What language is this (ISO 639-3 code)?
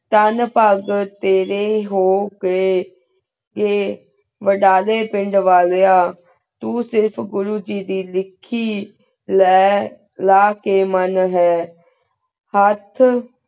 pan